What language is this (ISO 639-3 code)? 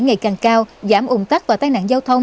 vie